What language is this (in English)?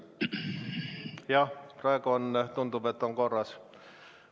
Estonian